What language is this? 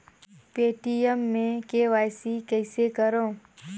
Chhattisgarhi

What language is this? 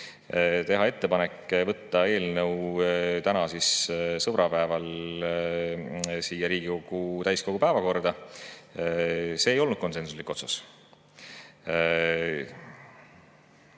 Estonian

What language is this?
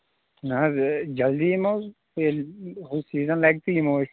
Kashmiri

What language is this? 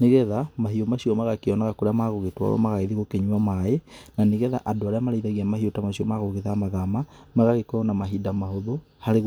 Kikuyu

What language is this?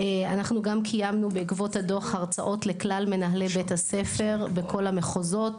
Hebrew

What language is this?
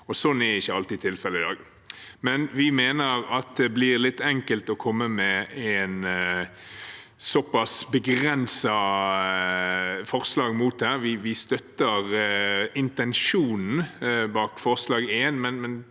Norwegian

